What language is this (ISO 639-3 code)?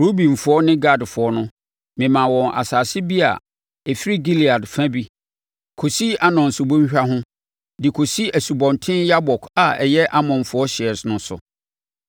aka